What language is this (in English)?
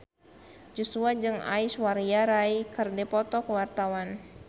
Sundanese